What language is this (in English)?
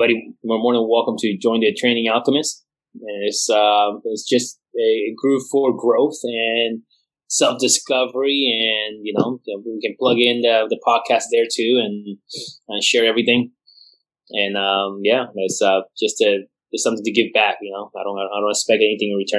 English